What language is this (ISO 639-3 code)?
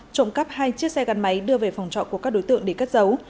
vie